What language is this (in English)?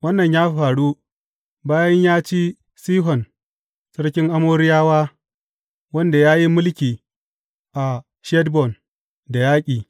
Hausa